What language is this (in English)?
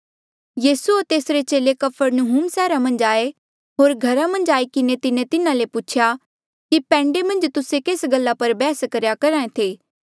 Mandeali